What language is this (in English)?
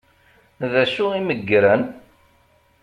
Kabyle